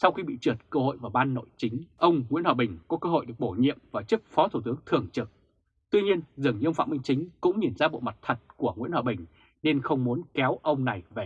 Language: Vietnamese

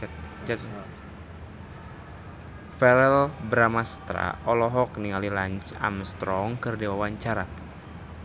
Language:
Sundanese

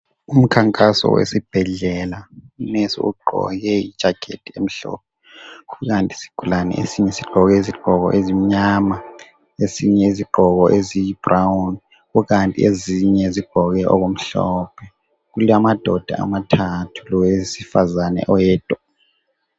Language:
North Ndebele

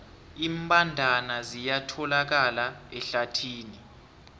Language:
South Ndebele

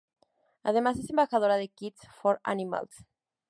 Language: Spanish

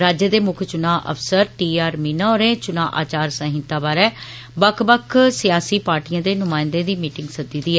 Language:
Dogri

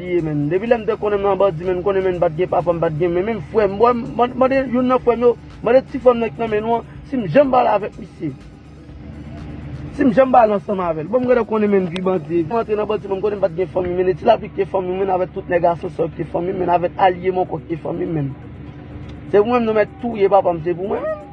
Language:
French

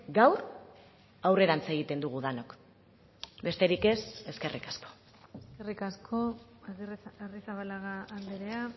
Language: Basque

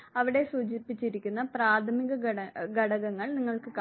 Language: Malayalam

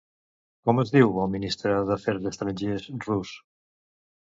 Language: Catalan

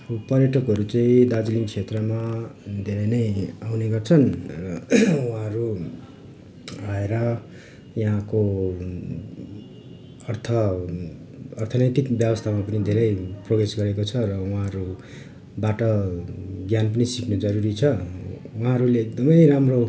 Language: Nepali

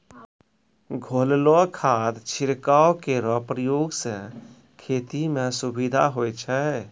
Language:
Maithili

